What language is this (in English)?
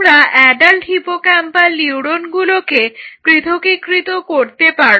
Bangla